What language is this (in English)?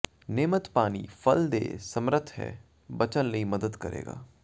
Punjabi